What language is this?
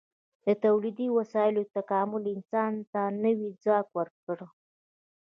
Pashto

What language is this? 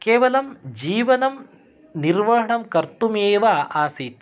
Sanskrit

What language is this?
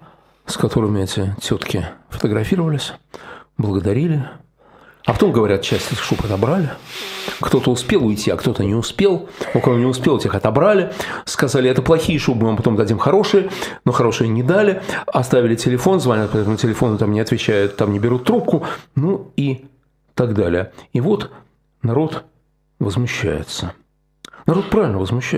Russian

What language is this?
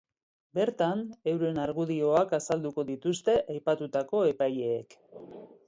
Basque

